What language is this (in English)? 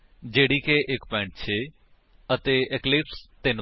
Punjabi